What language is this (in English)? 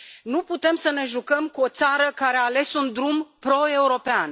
Romanian